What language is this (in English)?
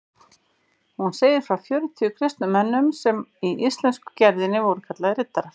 Icelandic